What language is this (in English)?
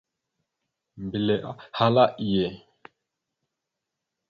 Mada (Cameroon)